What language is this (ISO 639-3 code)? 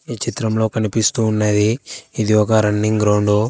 tel